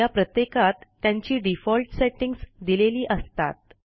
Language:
Marathi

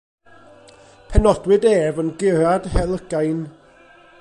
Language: Welsh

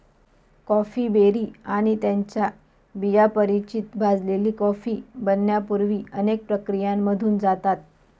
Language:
Marathi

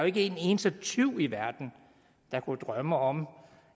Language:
Danish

